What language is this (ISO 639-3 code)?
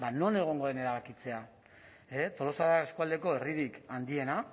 eus